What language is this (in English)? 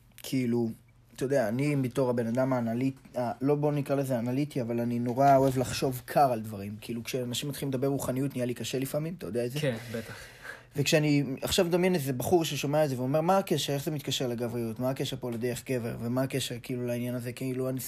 Hebrew